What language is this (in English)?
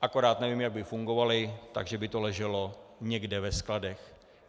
Czech